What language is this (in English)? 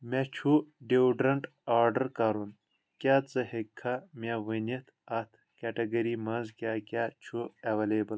Kashmiri